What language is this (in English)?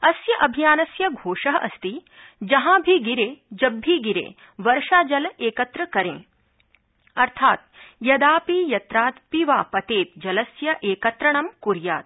Sanskrit